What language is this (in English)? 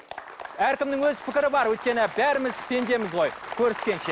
Kazakh